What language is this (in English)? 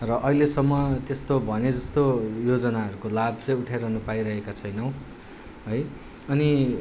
Nepali